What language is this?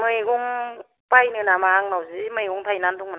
Bodo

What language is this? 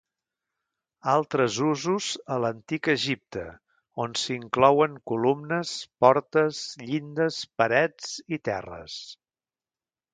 Catalan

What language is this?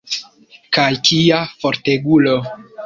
Esperanto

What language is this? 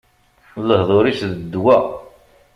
Kabyle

